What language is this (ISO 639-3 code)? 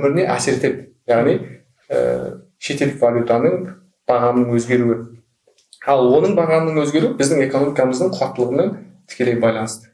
tur